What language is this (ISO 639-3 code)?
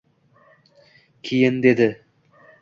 uzb